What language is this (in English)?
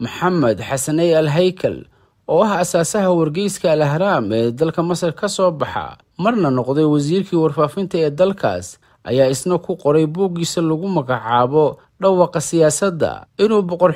Arabic